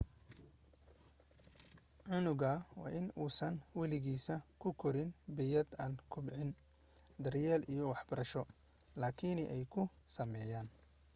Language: Somali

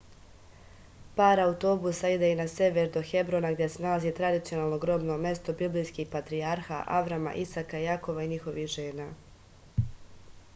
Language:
Serbian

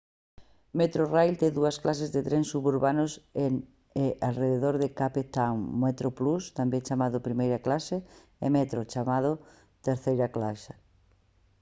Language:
Galician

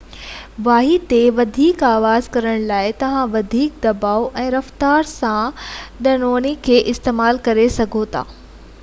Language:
Sindhi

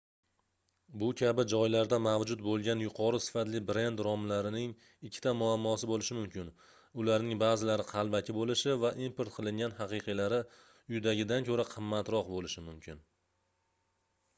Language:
Uzbek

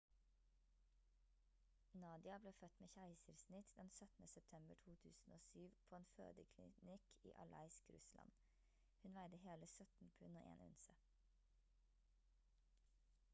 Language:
Norwegian Bokmål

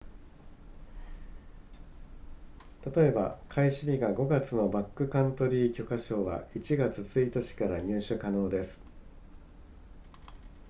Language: Japanese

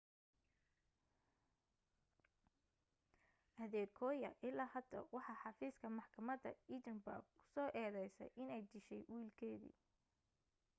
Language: Somali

